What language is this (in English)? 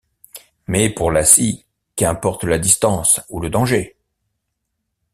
French